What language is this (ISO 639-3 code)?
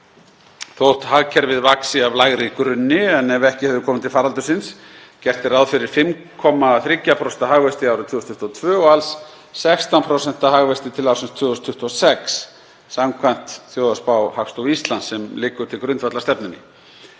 isl